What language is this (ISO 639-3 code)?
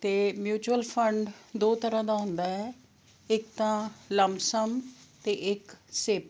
pan